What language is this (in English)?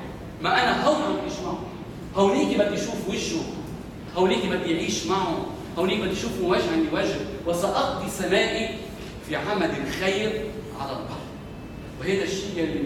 Arabic